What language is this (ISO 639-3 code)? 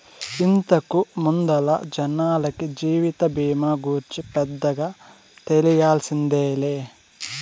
tel